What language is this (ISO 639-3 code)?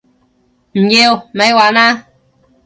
yue